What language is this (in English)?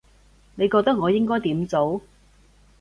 Cantonese